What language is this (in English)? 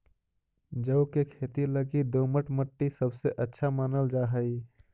Magahi